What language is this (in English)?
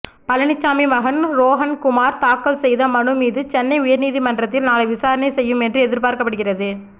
Tamil